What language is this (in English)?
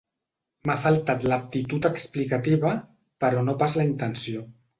Catalan